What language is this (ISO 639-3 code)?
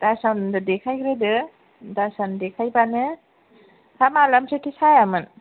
brx